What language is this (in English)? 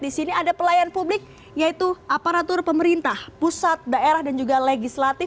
Indonesian